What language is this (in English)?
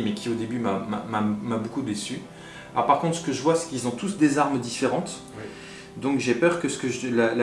French